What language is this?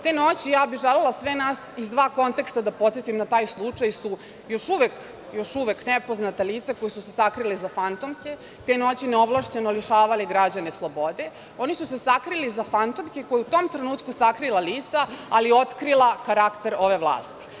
Serbian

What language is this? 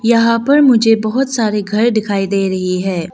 Hindi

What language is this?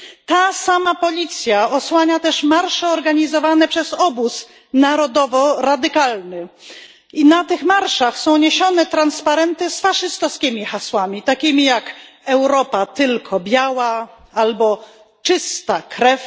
Polish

